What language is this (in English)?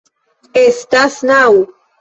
Esperanto